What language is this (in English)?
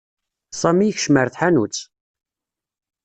Kabyle